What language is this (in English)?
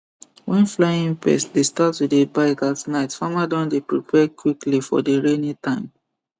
Nigerian Pidgin